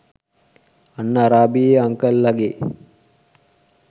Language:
Sinhala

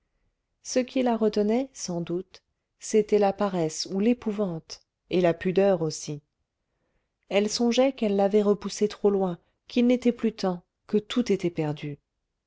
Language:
French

